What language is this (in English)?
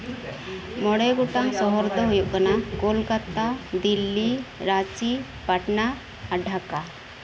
Santali